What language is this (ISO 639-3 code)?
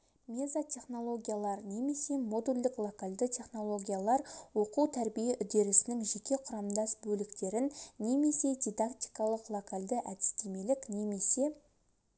kaz